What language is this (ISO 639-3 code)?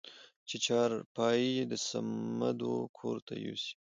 pus